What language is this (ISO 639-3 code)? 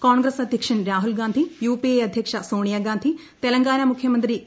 mal